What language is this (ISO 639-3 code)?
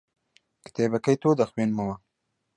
ckb